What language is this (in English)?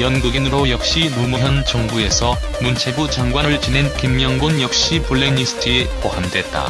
Korean